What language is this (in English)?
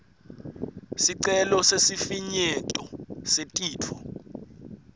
Swati